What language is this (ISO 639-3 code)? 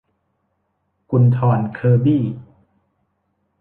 tha